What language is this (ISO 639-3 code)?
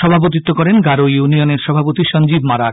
ben